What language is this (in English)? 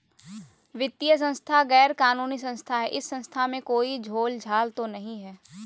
Magahi